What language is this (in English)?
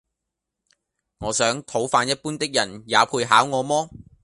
Cantonese